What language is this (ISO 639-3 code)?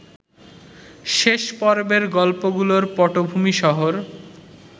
ben